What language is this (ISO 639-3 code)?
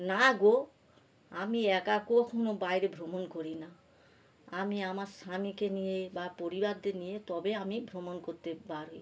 ben